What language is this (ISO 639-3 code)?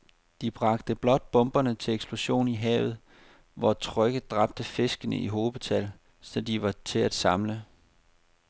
dan